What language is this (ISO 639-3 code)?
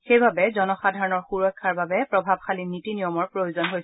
asm